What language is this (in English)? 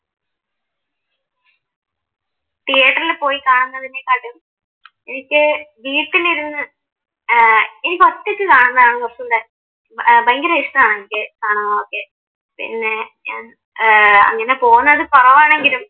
Malayalam